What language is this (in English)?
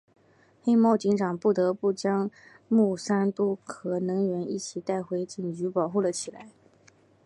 Chinese